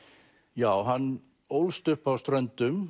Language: Icelandic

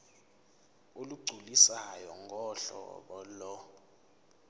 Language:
Zulu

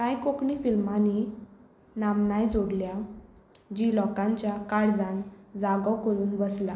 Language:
Konkani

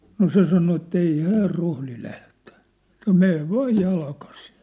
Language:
Finnish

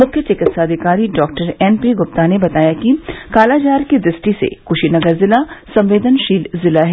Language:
Hindi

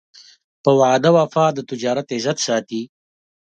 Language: Pashto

